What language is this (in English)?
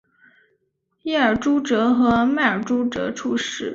Chinese